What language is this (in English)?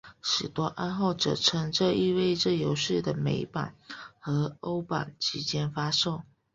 Chinese